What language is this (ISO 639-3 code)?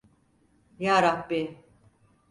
tur